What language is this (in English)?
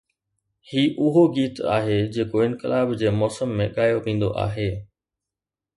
Sindhi